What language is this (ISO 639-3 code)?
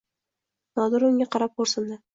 uzb